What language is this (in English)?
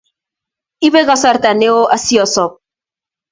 Kalenjin